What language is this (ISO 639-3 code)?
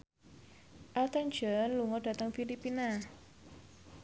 jav